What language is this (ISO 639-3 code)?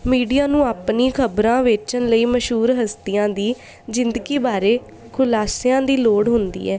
pan